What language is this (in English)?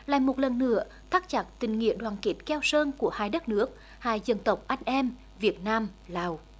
Vietnamese